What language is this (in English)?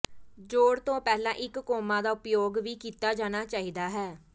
Punjabi